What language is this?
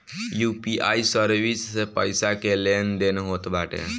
Bhojpuri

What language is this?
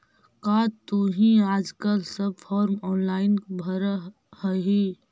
Magahi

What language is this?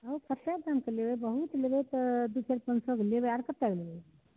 Maithili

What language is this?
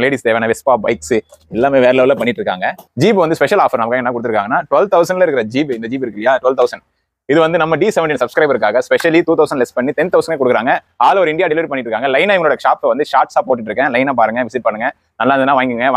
English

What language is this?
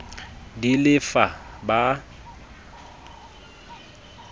Southern Sotho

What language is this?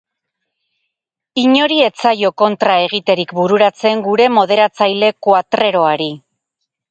Basque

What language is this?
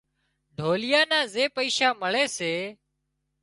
Wadiyara Koli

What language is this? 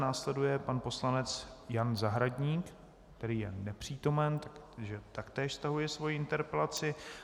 Czech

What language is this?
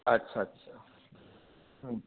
Maithili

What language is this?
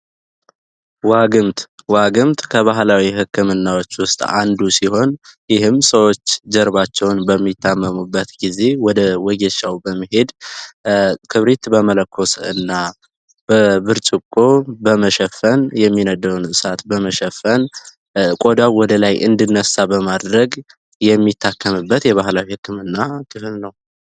Amharic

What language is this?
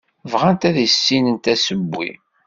Kabyle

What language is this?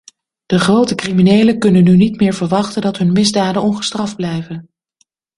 Dutch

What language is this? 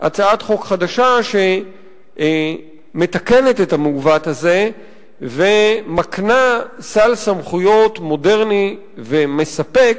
Hebrew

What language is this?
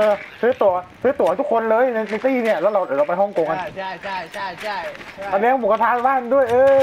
Thai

